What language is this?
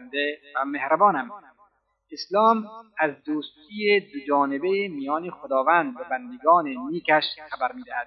Persian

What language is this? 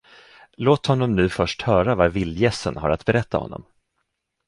Swedish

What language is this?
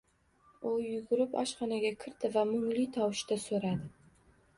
Uzbek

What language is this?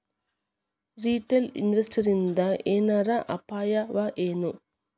Kannada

